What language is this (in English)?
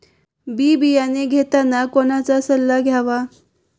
Marathi